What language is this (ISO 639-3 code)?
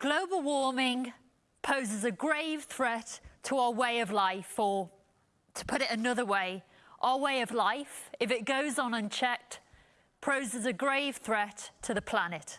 eng